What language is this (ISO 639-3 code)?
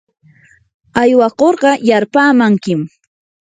qur